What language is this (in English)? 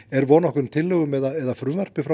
Icelandic